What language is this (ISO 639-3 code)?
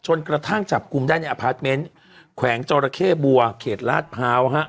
tha